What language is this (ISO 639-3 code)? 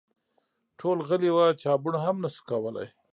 pus